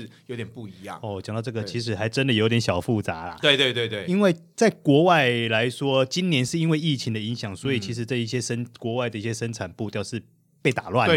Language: Chinese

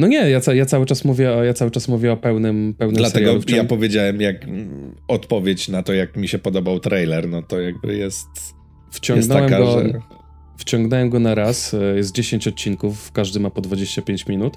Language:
Polish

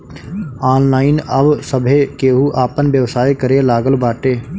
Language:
Bhojpuri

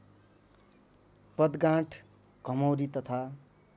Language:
Nepali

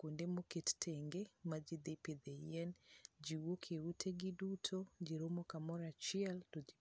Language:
Luo (Kenya and Tanzania)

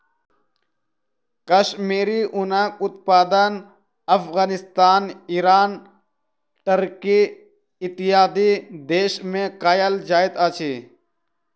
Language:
Maithili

